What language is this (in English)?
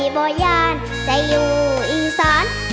Thai